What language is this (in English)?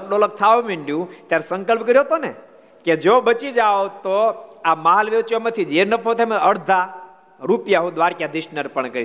Gujarati